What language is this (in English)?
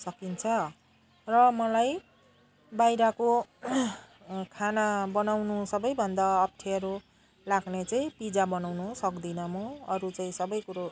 Nepali